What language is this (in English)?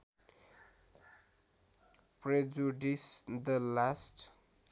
Nepali